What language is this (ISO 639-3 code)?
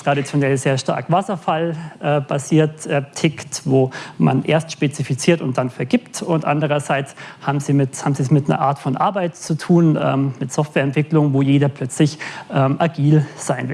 deu